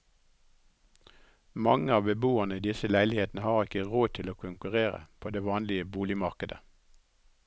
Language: Norwegian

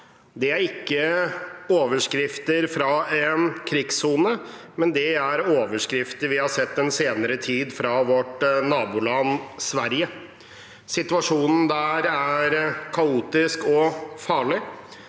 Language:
Norwegian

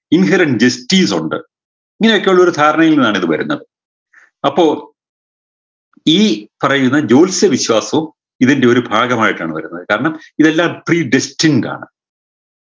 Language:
Malayalam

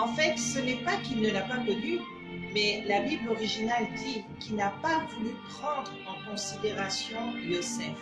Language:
French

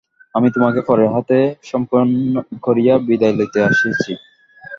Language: Bangla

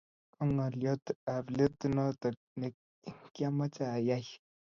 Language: Kalenjin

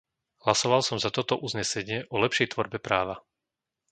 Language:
Slovak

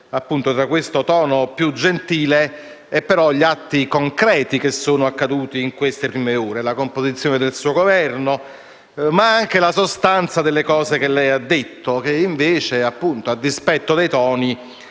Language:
Italian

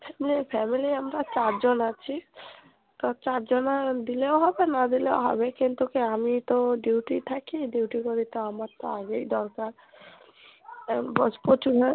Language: Bangla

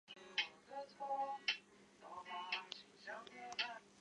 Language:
Chinese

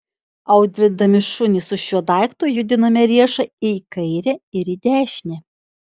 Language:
Lithuanian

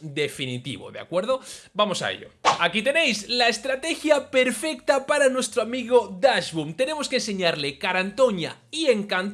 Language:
Spanish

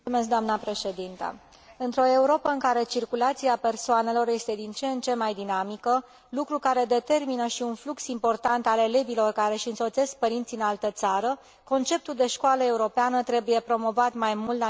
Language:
Romanian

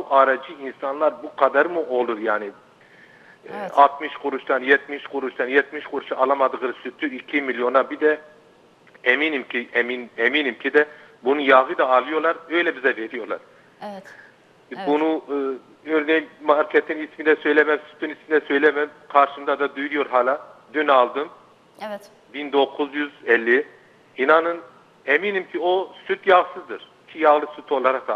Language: Turkish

